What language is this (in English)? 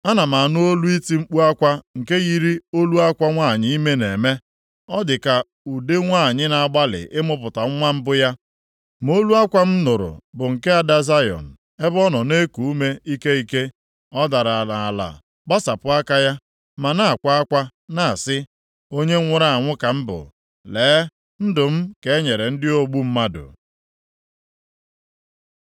Igbo